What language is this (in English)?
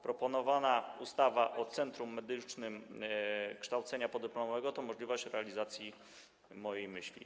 Polish